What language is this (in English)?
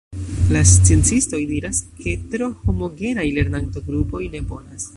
Esperanto